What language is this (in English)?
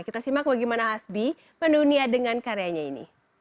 Indonesian